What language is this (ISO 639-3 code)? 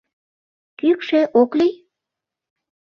chm